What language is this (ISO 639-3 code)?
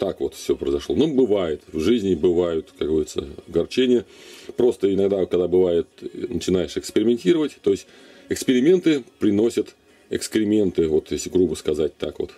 rus